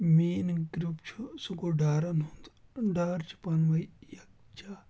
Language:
Kashmiri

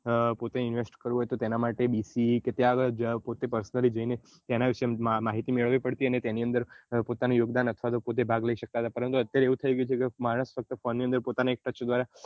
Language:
Gujarati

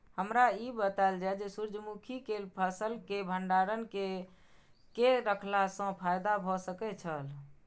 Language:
Maithili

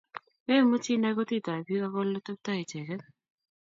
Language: Kalenjin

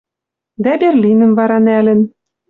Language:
Western Mari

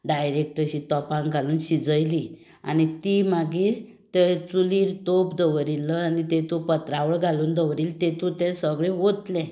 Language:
Konkani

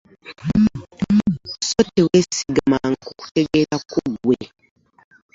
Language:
Ganda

